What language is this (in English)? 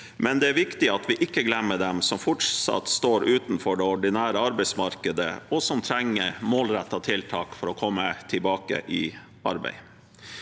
Norwegian